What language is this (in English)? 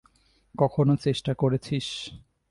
Bangla